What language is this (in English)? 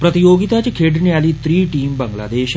Dogri